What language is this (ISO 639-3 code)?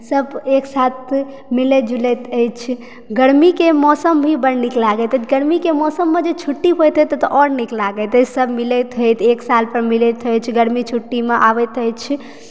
mai